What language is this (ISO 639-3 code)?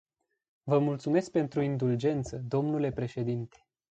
ron